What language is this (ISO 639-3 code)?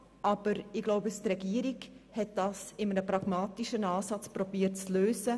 gsw